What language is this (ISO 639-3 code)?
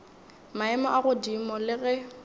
nso